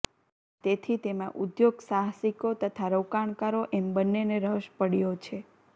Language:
Gujarati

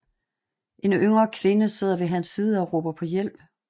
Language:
Danish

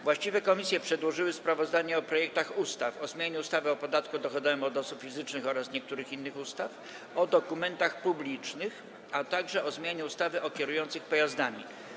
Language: Polish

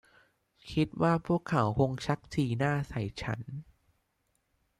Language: Thai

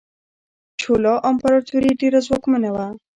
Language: Pashto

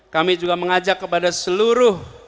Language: Indonesian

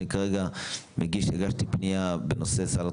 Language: Hebrew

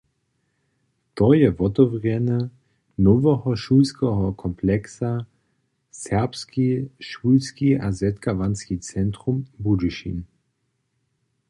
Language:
Upper Sorbian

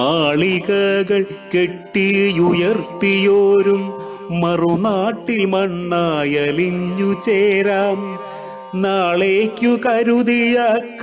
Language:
Hindi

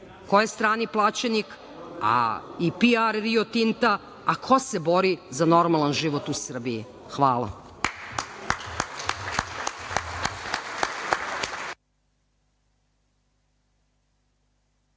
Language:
Serbian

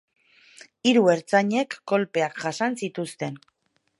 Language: Basque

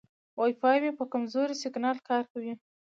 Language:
Pashto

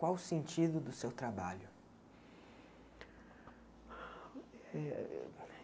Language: Portuguese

